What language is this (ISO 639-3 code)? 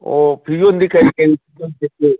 mni